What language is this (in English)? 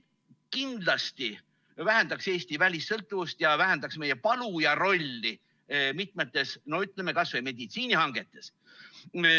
Estonian